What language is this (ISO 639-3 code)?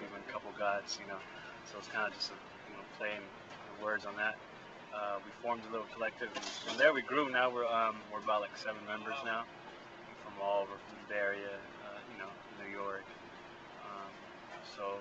eng